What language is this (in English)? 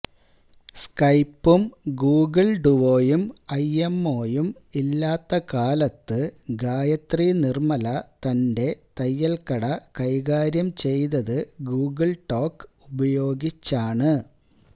Malayalam